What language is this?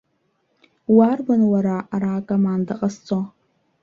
Abkhazian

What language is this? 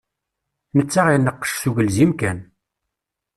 Kabyle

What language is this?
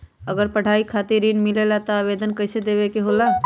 Magahi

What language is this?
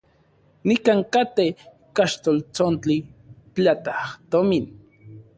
Central Puebla Nahuatl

